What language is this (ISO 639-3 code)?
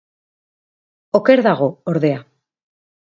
eus